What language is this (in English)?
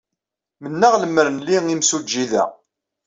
Kabyle